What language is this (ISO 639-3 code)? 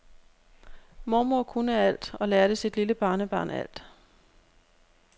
dan